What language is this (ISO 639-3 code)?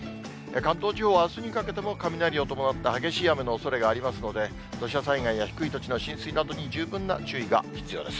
jpn